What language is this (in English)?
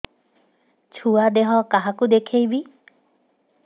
Odia